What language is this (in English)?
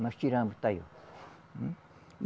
Portuguese